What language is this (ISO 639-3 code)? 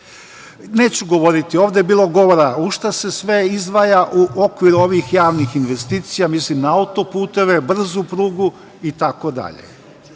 srp